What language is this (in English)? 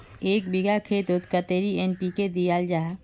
Magahi